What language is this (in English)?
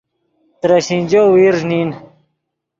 Yidgha